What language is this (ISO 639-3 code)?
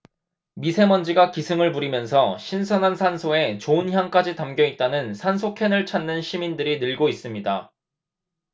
kor